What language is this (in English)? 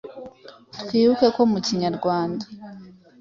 Kinyarwanda